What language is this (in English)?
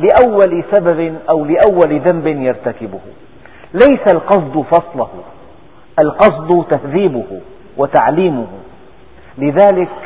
Arabic